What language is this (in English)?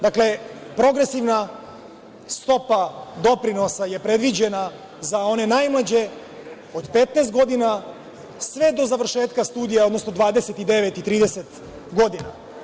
Serbian